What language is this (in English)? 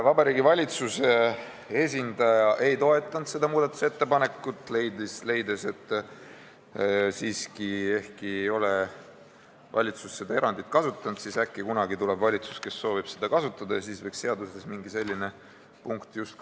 Estonian